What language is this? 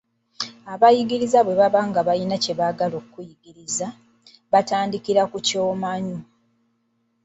Ganda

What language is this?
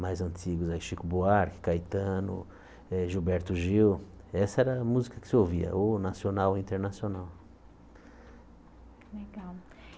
Portuguese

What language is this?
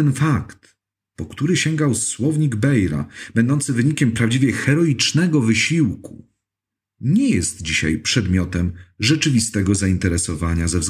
Polish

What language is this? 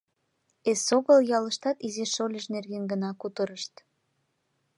Mari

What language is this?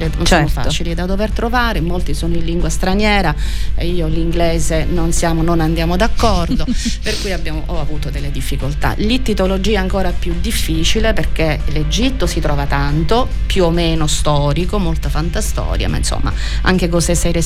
Italian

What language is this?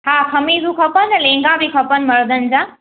Sindhi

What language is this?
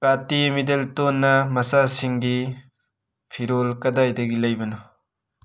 Manipuri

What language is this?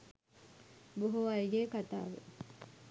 Sinhala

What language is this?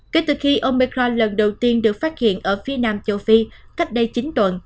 Vietnamese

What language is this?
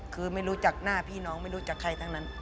Thai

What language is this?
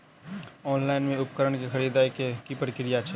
Maithili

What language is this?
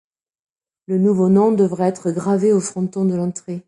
French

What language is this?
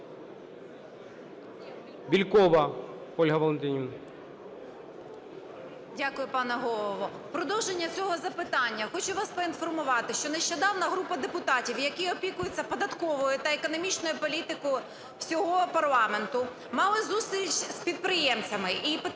Ukrainian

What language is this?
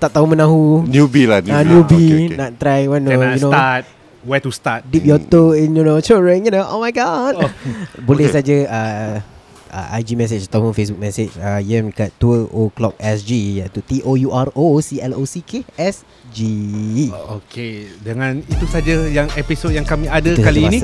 Malay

